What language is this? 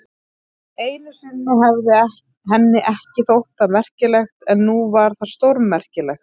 Icelandic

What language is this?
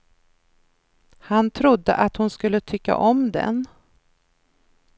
Swedish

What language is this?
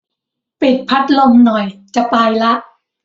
Thai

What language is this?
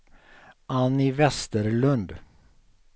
Swedish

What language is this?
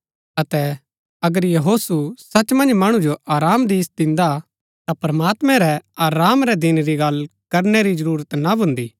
Gaddi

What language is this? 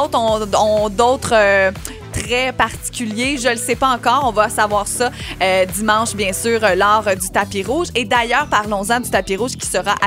French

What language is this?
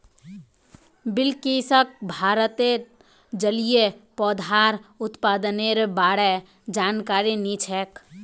Magahi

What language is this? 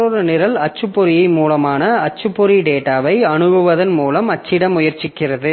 Tamil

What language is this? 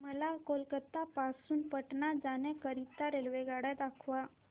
Marathi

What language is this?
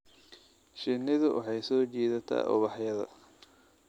Somali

